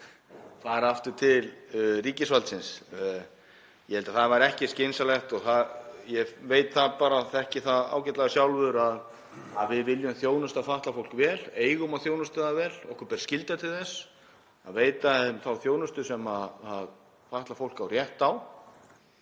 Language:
Icelandic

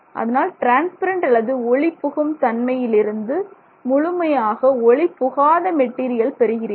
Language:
Tamil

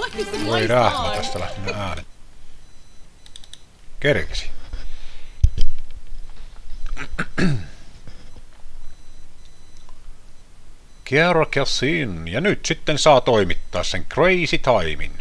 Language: Finnish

